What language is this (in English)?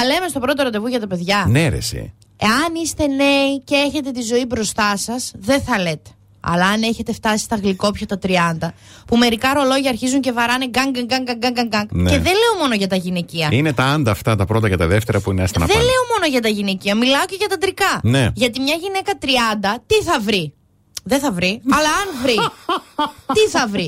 Greek